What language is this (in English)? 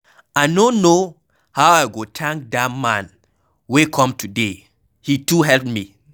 Nigerian Pidgin